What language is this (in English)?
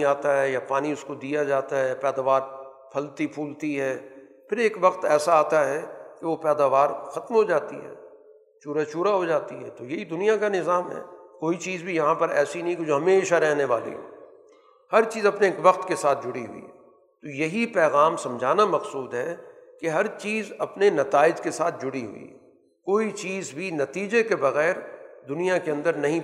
Urdu